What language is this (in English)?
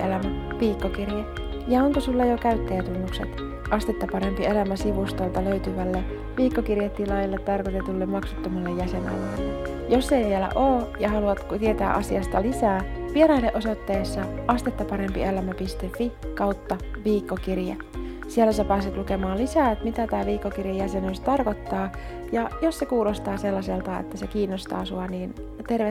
Finnish